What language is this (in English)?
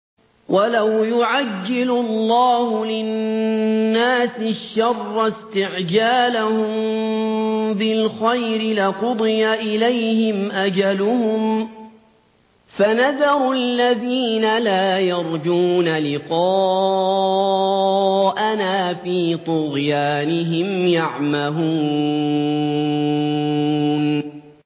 Arabic